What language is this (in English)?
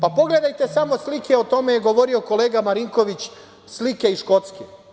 Serbian